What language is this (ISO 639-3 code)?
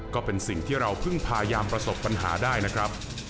tha